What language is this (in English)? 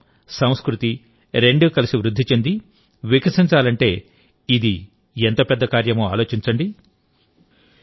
Telugu